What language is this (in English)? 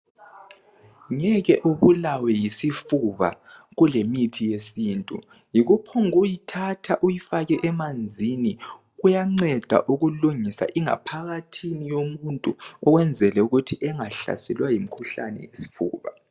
North Ndebele